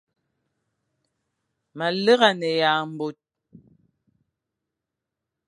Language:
Fang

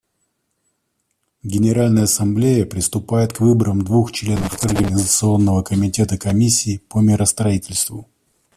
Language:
Russian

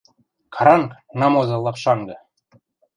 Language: Western Mari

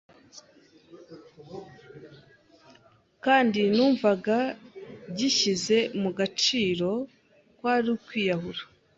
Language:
Kinyarwanda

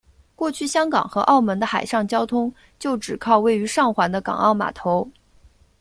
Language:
Chinese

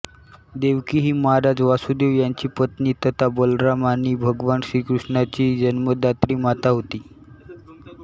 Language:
Marathi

